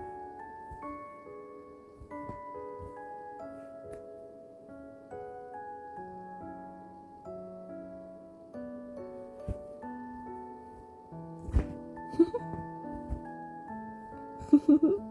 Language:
Korean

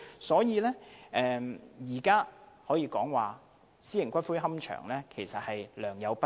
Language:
Cantonese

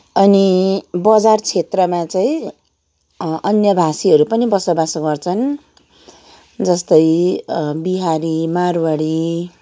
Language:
Nepali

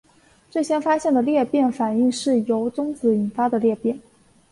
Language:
Chinese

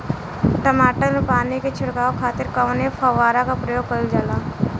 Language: Bhojpuri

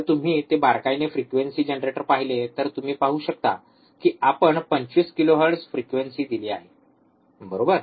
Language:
Marathi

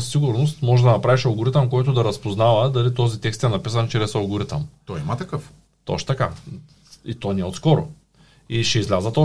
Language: Bulgarian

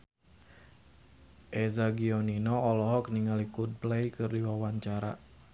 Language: Sundanese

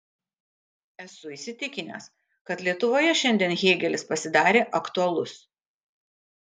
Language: Lithuanian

